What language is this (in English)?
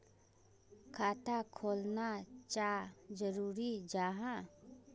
Magahi